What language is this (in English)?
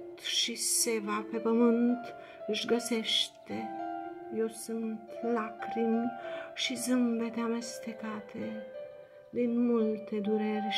Romanian